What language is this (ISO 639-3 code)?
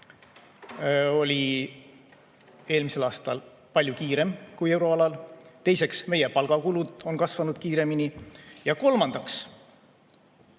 est